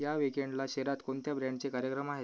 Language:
Marathi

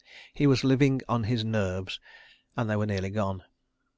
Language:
English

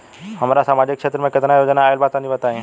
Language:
Bhojpuri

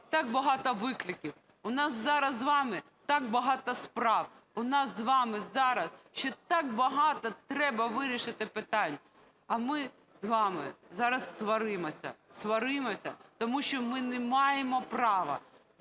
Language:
Ukrainian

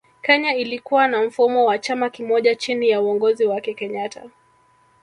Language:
Swahili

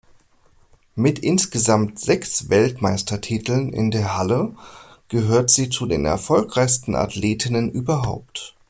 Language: German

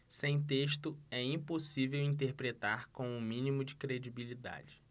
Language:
Portuguese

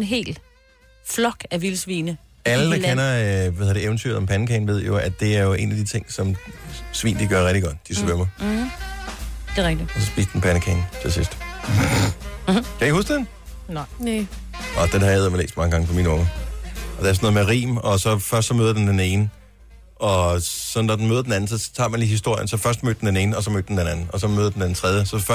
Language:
Danish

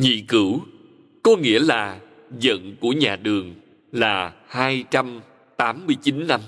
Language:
Vietnamese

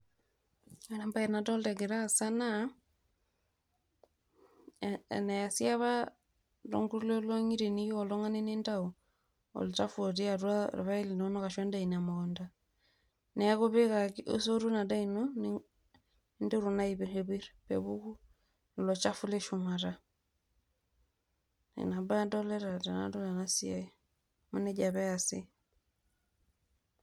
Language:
Masai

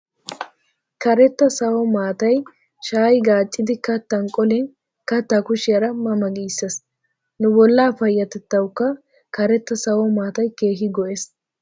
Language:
Wolaytta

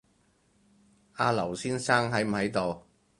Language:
Cantonese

